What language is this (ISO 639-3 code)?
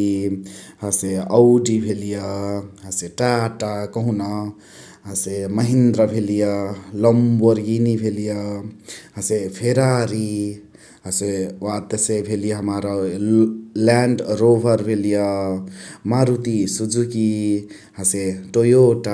the